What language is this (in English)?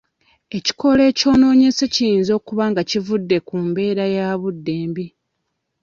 Ganda